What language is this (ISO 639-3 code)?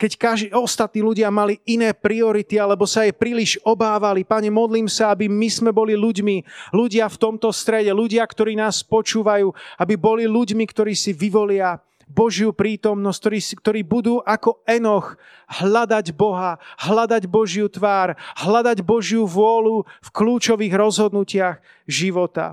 slk